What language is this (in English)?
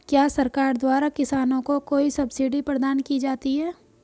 Hindi